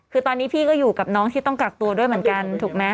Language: Thai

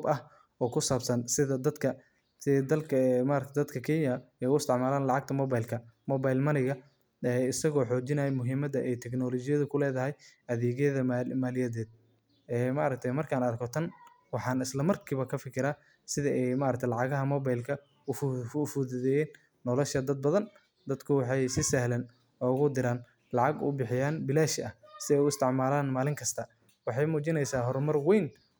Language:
Somali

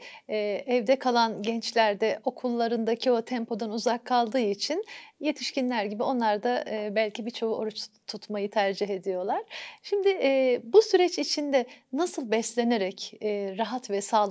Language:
Turkish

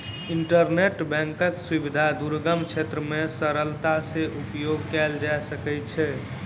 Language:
Maithili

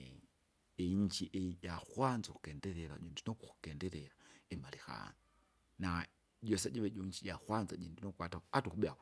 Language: Kinga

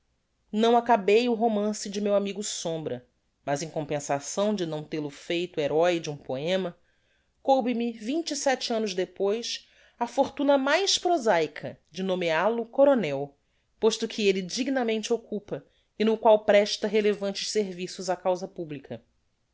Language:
Portuguese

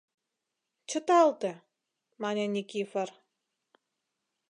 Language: Mari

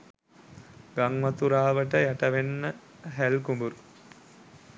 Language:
Sinhala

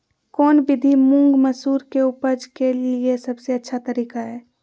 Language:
Magahi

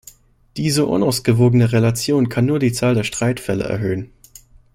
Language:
German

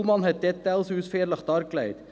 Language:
Swiss German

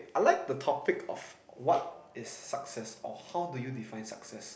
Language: English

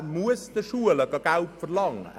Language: Swiss German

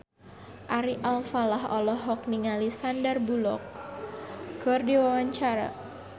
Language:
Sundanese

